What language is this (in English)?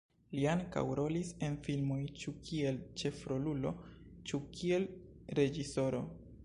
Esperanto